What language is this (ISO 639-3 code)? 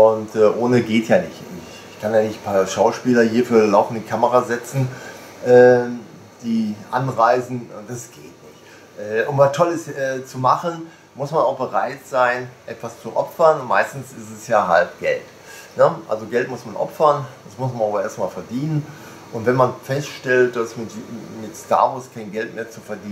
deu